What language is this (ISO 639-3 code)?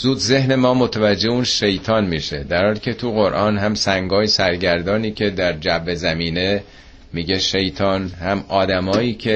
fas